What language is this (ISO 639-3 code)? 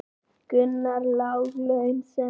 isl